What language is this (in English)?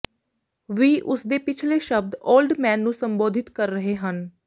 Punjabi